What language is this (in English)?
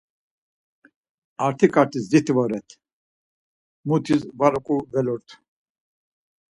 Laz